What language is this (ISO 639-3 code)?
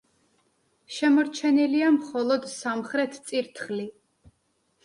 kat